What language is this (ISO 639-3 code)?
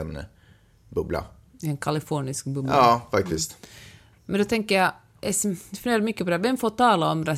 swe